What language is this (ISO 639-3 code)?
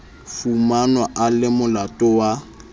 sot